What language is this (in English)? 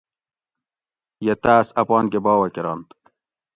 Gawri